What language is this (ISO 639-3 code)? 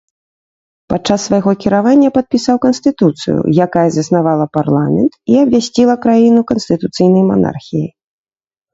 bel